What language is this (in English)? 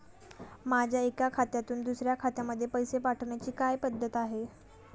Marathi